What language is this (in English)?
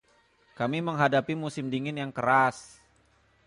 Indonesian